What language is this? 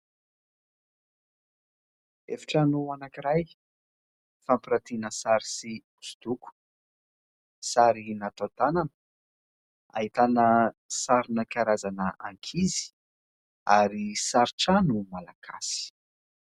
Malagasy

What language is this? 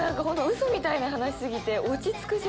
Japanese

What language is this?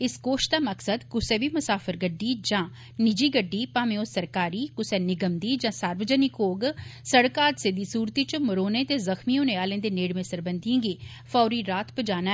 Dogri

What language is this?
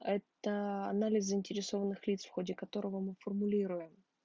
Russian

